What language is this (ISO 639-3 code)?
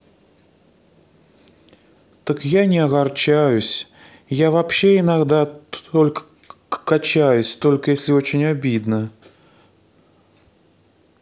rus